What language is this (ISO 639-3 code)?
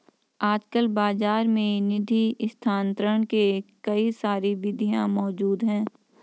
hin